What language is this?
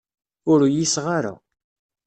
Kabyle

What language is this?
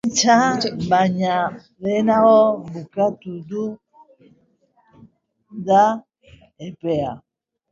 Basque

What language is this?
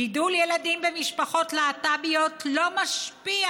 Hebrew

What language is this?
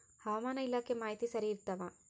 Kannada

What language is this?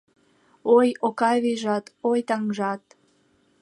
Mari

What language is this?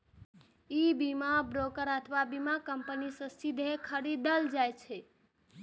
Maithili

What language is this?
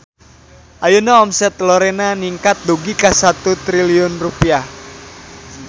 Sundanese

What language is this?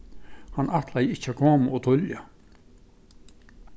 Faroese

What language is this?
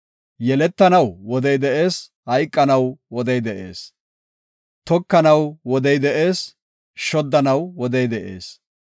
Gofa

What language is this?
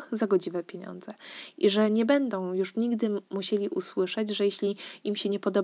Polish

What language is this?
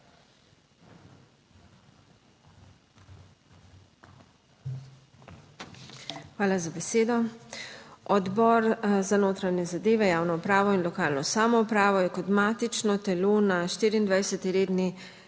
Slovenian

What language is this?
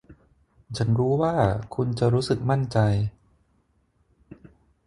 Thai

